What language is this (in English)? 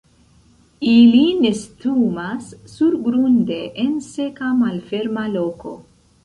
Esperanto